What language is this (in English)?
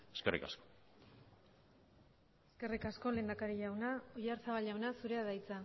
Basque